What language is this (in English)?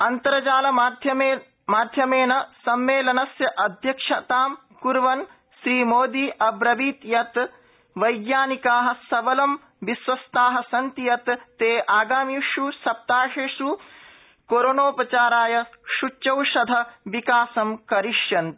Sanskrit